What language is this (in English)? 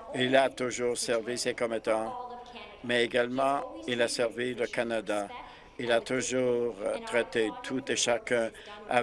French